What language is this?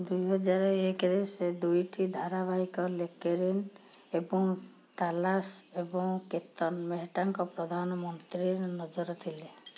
Odia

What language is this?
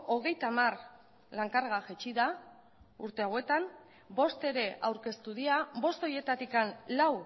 Basque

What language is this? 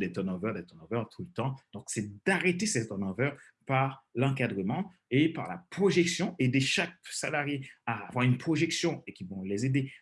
French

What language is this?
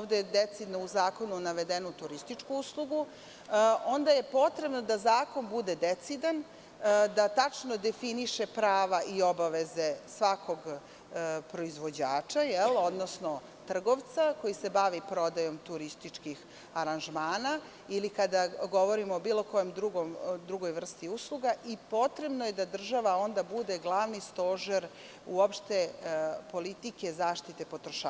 Serbian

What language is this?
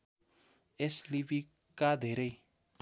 Nepali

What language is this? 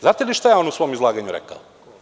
Serbian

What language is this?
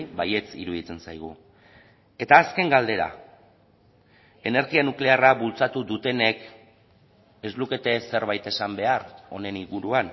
Basque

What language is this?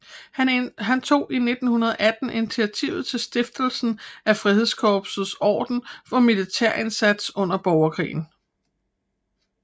Danish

